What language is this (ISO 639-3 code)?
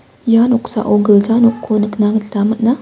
grt